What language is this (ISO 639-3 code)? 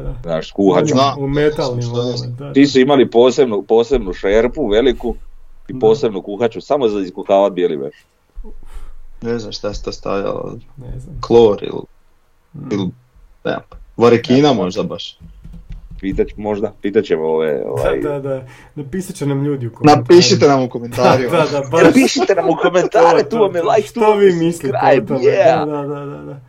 hrv